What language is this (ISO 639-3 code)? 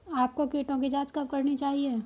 hin